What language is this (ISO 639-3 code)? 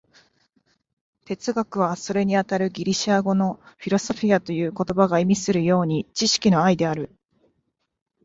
jpn